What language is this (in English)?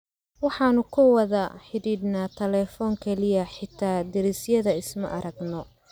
Somali